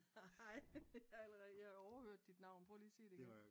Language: Danish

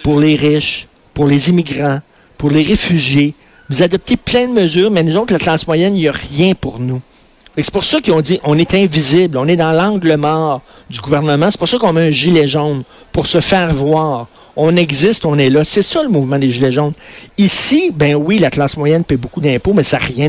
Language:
French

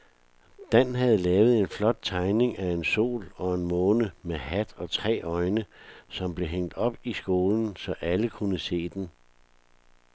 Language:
Danish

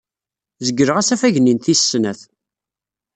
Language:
Kabyle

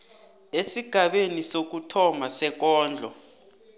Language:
South Ndebele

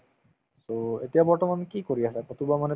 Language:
Assamese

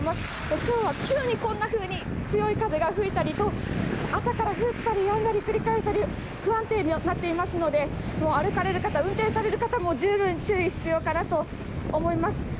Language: Japanese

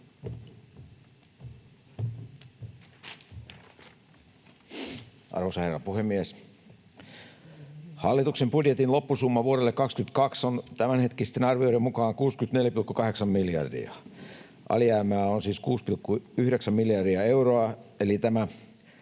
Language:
Finnish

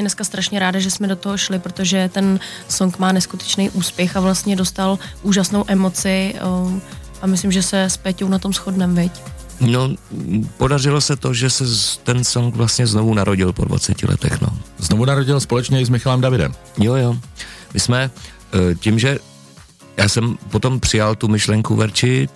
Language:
Czech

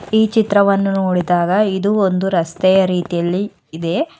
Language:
Kannada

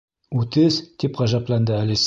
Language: Bashkir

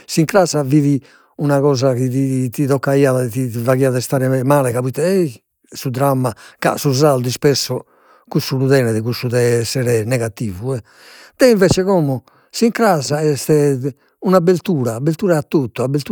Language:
Sardinian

